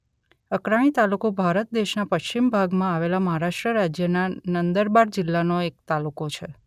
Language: Gujarati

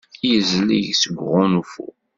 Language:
Kabyle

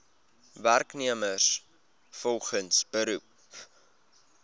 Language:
Afrikaans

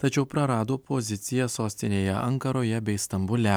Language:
Lithuanian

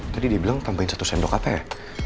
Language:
Indonesian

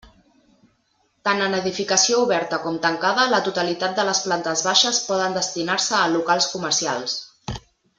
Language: Catalan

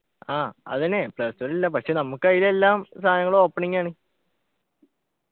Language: Malayalam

